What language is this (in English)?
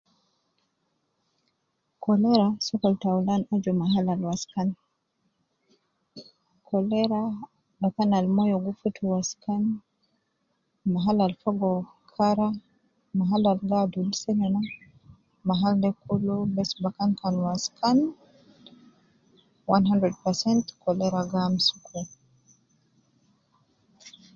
Nubi